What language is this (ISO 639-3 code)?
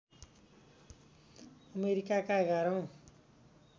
nep